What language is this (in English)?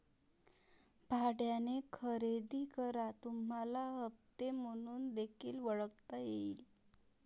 Marathi